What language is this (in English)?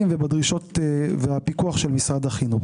Hebrew